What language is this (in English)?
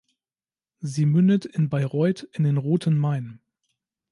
German